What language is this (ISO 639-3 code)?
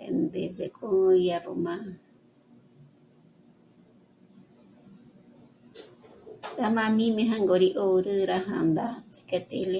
mmc